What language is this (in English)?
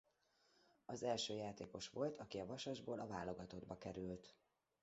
Hungarian